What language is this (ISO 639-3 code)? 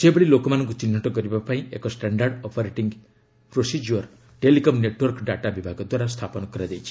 ori